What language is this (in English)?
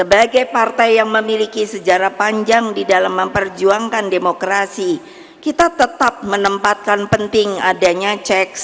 Indonesian